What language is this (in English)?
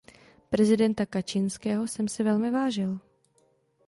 Czech